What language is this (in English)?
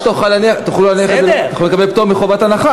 Hebrew